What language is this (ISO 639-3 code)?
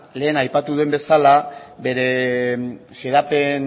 eus